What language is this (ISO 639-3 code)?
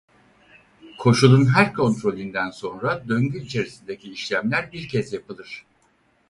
tur